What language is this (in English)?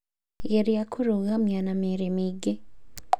Kikuyu